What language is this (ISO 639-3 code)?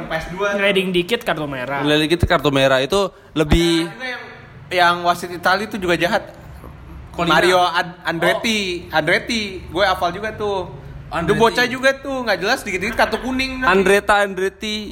ind